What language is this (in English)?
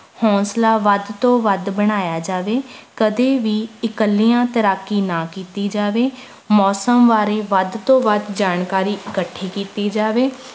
Punjabi